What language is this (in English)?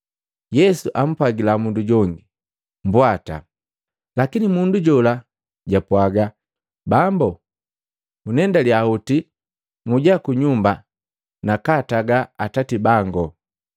Matengo